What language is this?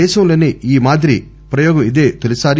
Telugu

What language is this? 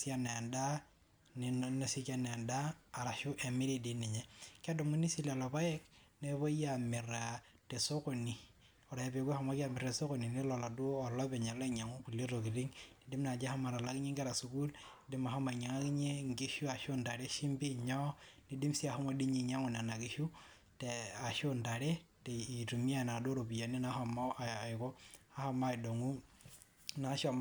Masai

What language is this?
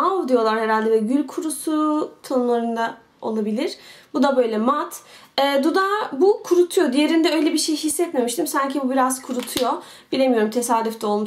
Turkish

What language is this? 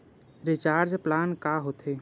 Chhattisgarhi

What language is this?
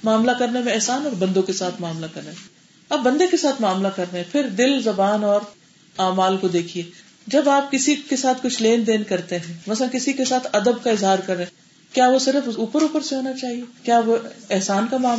Urdu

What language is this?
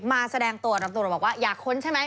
Thai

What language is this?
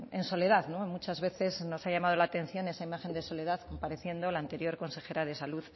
Spanish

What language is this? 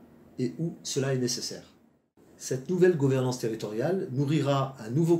French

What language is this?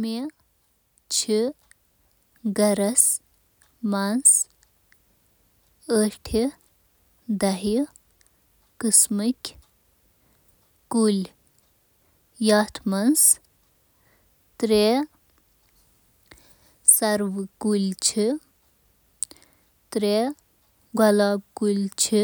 Kashmiri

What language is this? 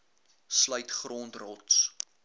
Afrikaans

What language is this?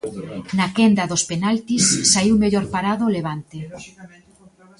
Galician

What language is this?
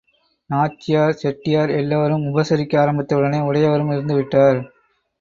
Tamil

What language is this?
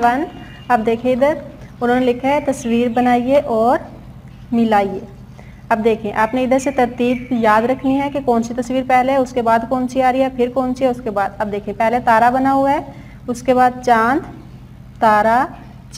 Hindi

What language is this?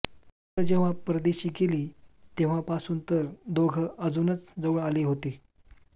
Marathi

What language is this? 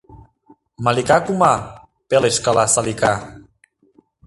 Mari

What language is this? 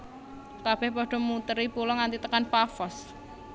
Javanese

